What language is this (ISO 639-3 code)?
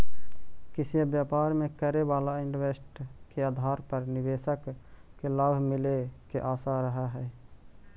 mag